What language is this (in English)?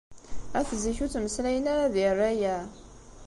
Kabyle